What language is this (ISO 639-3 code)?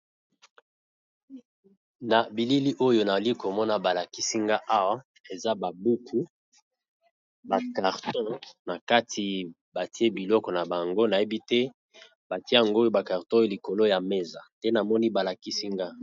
lin